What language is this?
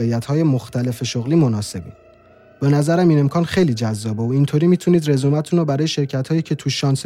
Persian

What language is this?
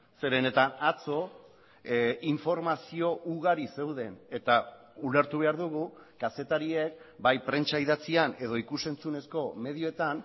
Basque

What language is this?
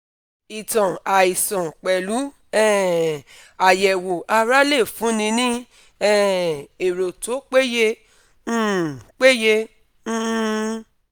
Yoruba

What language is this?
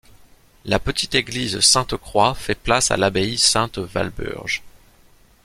French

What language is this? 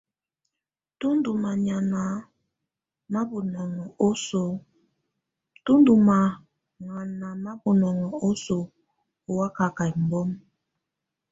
Tunen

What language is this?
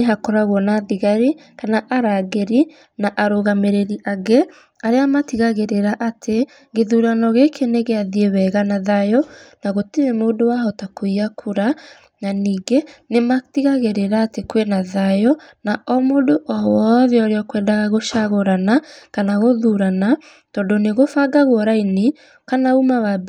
Kikuyu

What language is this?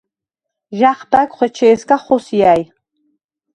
Svan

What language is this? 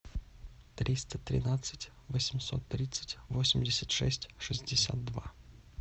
Russian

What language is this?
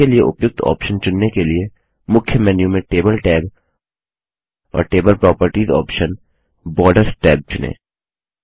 Hindi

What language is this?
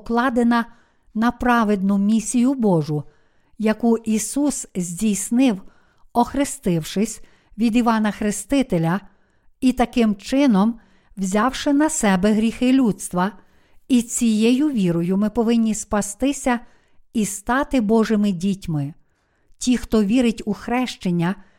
Ukrainian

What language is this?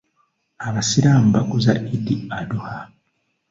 Ganda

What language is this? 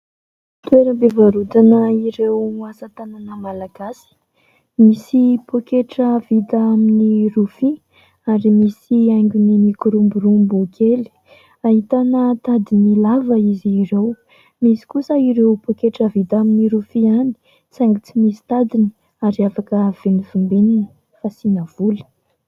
Malagasy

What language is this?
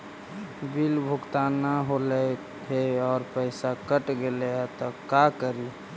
Magahi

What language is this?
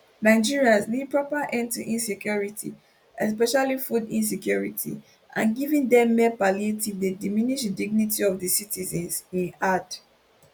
Nigerian Pidgin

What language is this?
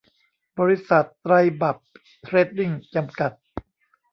Thai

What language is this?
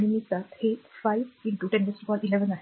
Marathi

